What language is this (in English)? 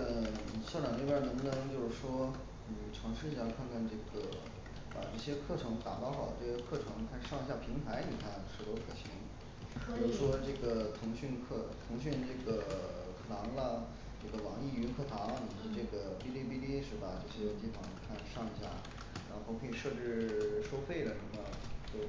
Chinese